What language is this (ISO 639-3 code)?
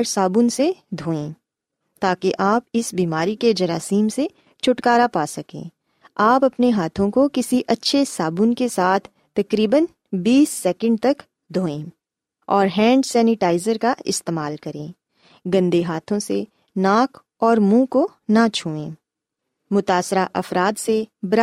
urd